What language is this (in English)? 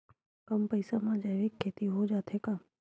Chhattisgarhi